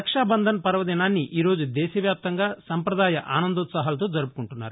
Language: Telugu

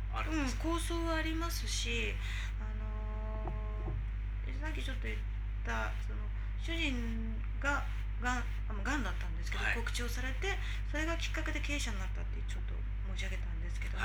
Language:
Japanese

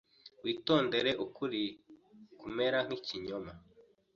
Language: Kinyarwanda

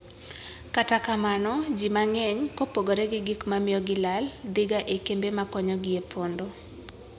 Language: Luo (Kenya and Tanzania)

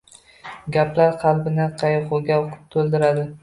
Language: Uzbek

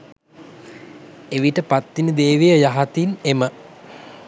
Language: Sinhala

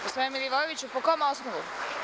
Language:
Serbian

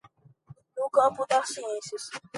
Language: Portuguese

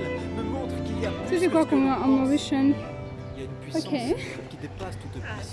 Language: French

